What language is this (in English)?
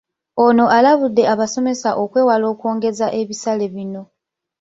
Ganda